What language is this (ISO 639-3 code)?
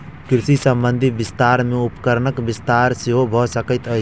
mai